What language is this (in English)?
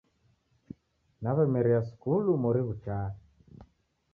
Taita